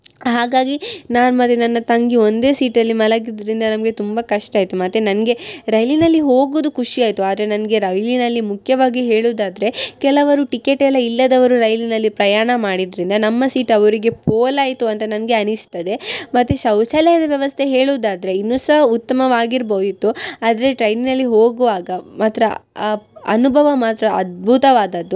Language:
Kannada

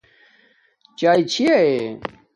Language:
Domaaki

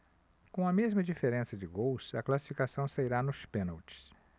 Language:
Portuguese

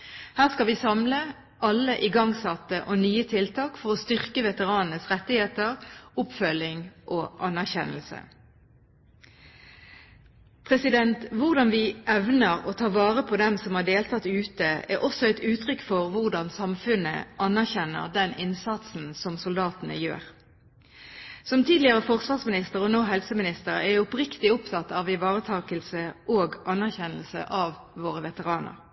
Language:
Norwegian Bokmål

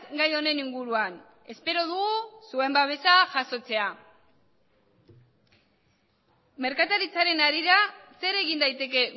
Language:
Basque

